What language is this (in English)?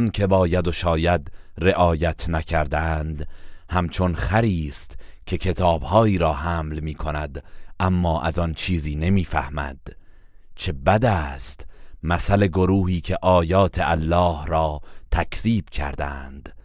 Persian